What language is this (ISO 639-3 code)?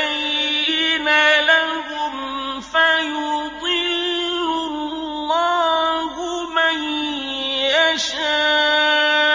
ara